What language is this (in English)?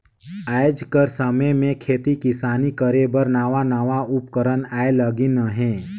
Chhattisgarhi